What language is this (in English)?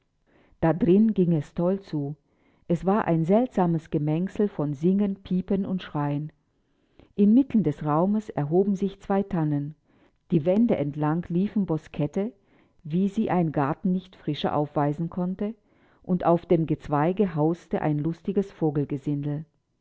German